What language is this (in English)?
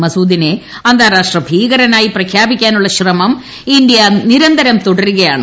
Malayalam